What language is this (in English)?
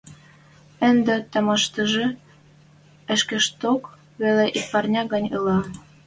Western Mari